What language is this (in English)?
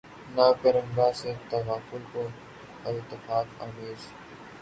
Urdu